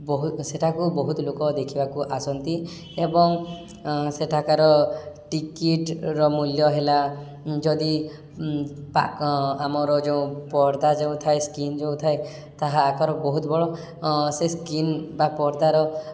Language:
Odia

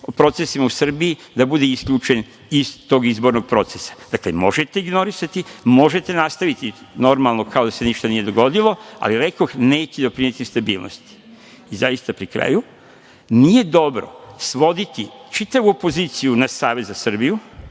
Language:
Serbian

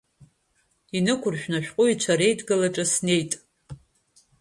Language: Abkhazian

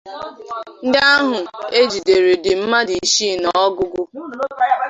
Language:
Igbo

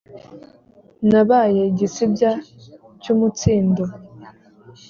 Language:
Kinyarwanda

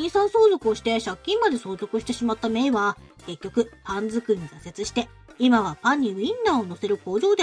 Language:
Japanese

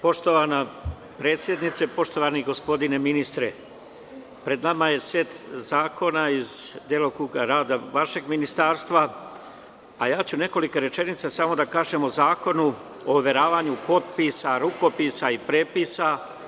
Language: Serbian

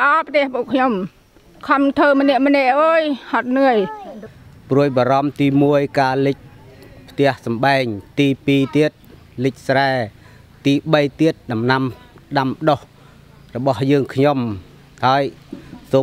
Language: Thai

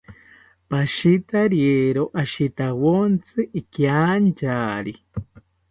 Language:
South Ucayali Ashéninka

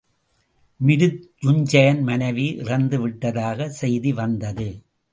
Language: Tamil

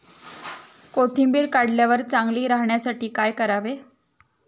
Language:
Marathi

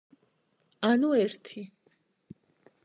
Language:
Georgian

